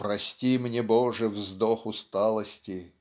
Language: Russian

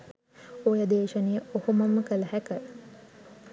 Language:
Sinhala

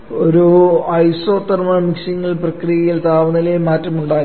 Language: Malayalam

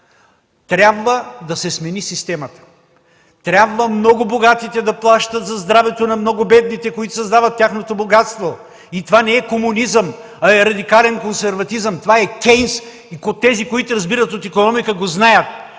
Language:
Bulgarian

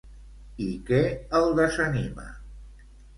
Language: Catalan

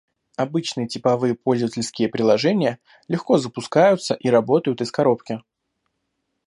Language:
Russian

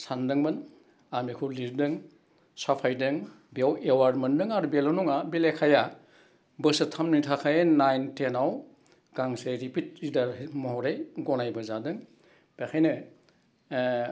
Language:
Bodo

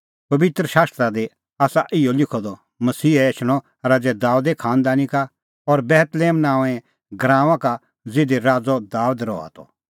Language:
Kullu Pahari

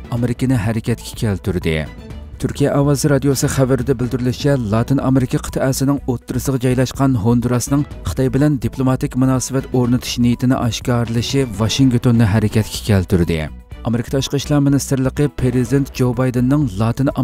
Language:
Turkish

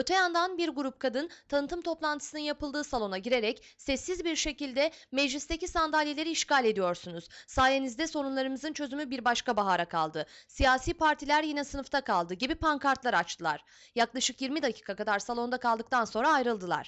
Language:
Turkish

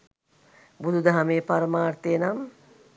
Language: Sinhala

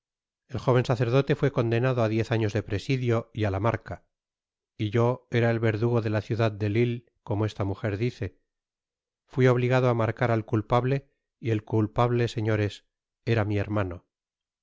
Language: Spanish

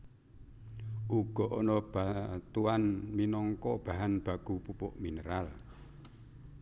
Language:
Javanese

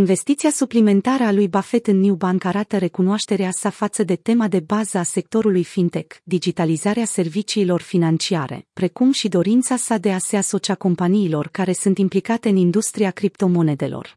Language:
Romanian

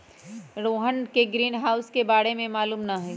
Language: Magahi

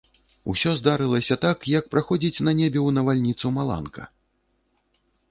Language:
Belarusian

